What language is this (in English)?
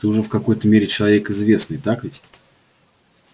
Russian